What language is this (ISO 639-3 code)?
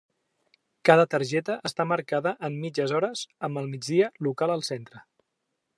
cat